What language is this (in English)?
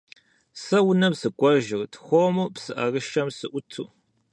Kabardian